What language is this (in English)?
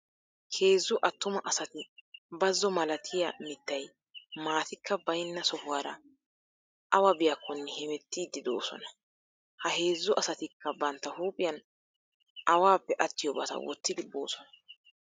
Wolaytta